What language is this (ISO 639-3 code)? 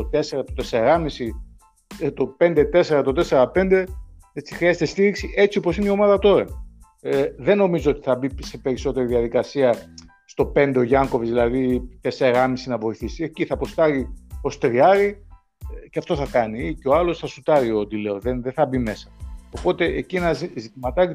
ell